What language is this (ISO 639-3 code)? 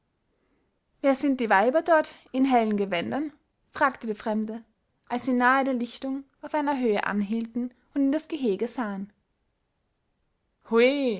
deu